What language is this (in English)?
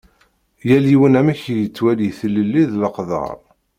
Kabyle